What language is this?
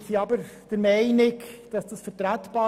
Swiss German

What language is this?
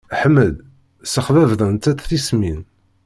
Kabyle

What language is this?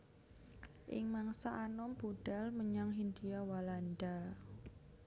Javanese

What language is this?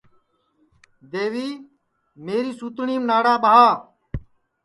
Sansi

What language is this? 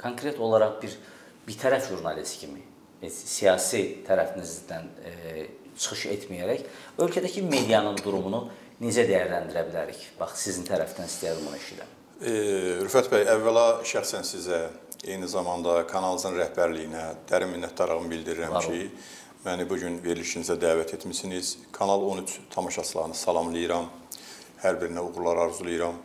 Turkish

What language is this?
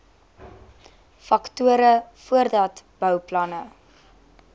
Afrikaans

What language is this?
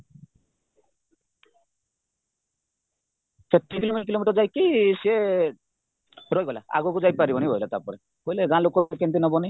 Odia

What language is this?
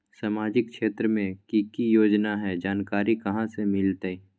Magahi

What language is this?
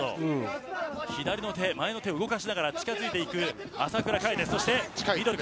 Japanese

